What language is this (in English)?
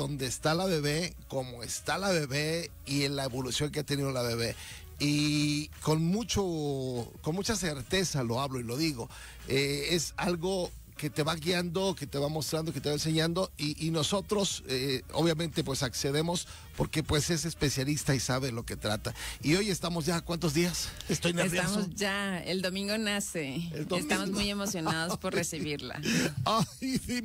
Spanish